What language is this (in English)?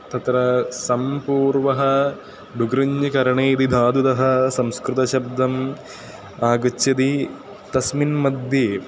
Sanskrit